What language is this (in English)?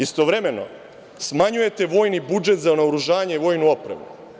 Serbian